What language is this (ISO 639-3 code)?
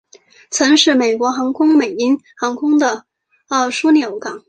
zho